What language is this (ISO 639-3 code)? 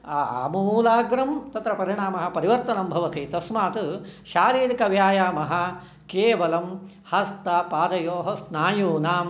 san